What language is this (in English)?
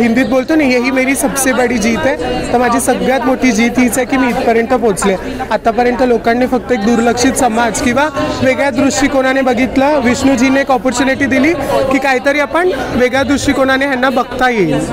Hindi